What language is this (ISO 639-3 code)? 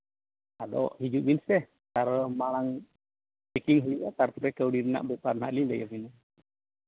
sat